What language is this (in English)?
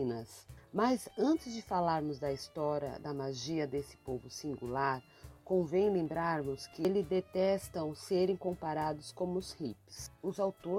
Portuguese